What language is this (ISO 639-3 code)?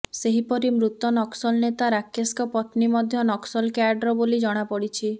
ori